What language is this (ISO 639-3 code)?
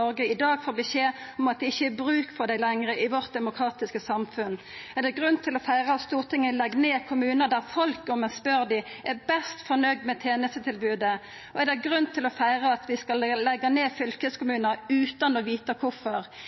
nno